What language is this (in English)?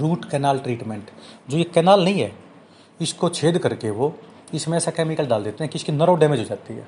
Hindi